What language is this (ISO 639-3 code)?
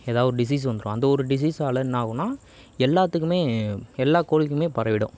tam